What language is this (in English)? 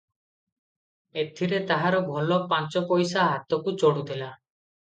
Odia